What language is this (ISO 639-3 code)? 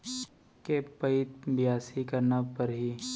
hne